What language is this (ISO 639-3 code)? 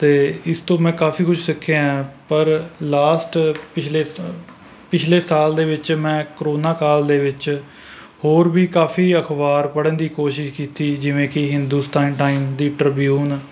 pan